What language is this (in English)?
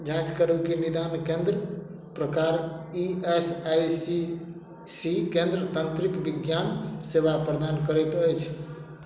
Maithili